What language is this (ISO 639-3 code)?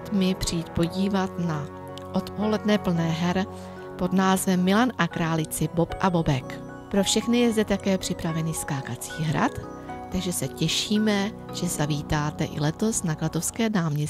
ces